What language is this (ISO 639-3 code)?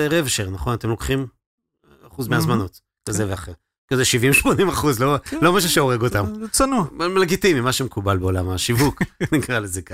heb